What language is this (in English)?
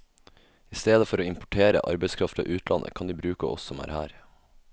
Norwegian